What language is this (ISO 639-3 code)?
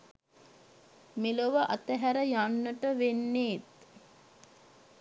sin